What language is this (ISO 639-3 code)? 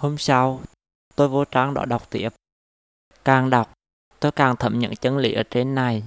vie